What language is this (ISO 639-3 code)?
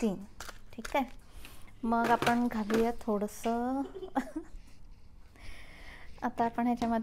hin